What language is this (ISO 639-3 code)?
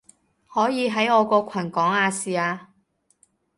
yue